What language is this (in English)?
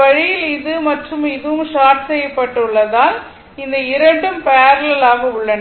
Tamil